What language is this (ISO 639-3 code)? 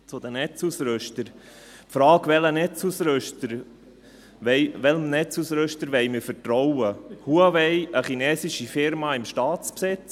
gsw